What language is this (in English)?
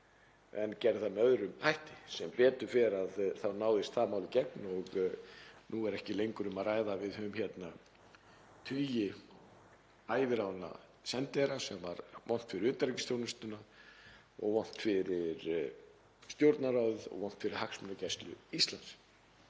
Icelandic